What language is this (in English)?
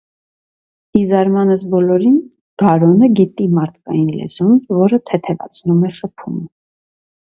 Armenian